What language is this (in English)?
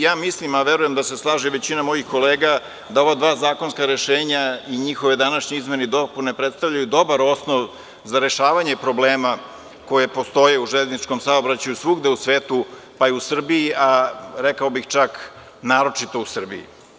Serbian